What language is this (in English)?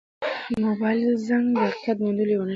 Pashto